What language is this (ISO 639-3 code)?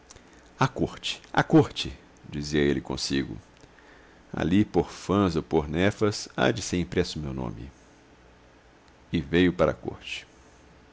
por